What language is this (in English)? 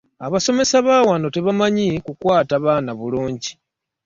Ganda